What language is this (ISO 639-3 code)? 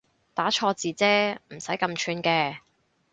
yue